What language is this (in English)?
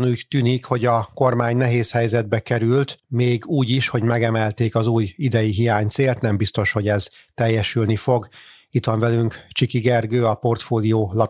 Hungarian